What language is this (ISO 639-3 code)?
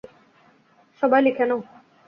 ben